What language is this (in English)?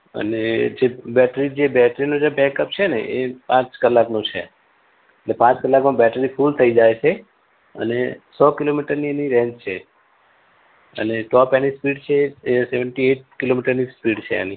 Gujarati